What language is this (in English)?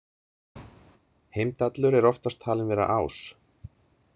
Icelandic